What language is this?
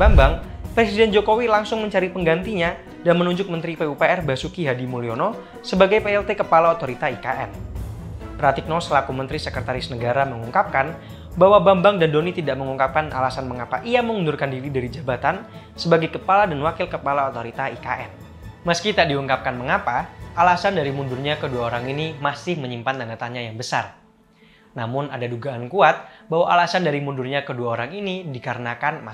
Indonesian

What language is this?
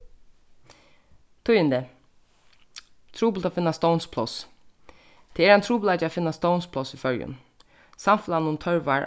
Faroese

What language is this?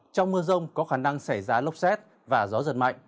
Vietnamese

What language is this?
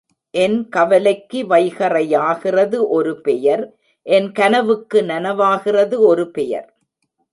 Tamil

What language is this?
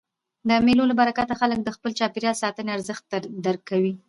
Pashto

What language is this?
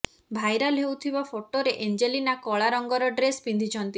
Odia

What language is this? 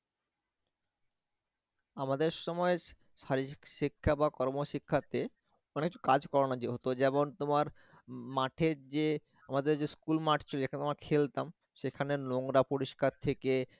Bangla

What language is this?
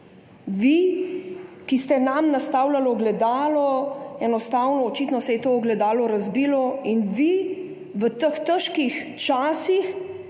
Slovenian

